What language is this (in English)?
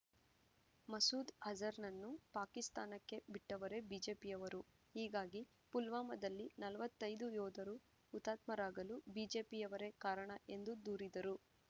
Kannada